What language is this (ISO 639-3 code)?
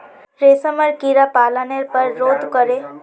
mag